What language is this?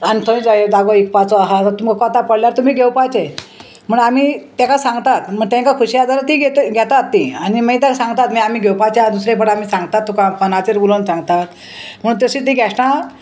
Konkani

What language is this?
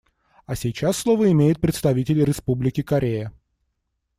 Russian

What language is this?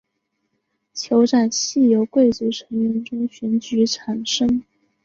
Chinese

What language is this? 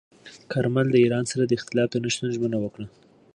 Pashto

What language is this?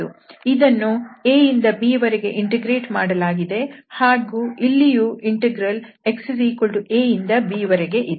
Kannada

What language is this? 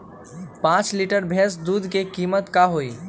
Magahi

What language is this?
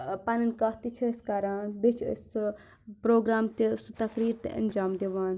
Kashmiri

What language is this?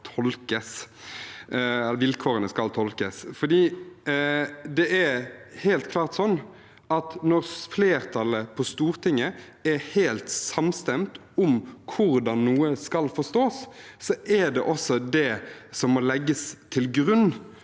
Norwegian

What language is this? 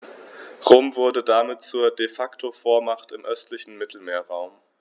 German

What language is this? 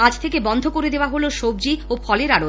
Bangla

